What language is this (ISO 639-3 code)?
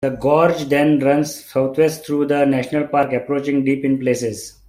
eng